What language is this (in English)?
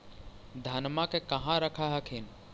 Magahi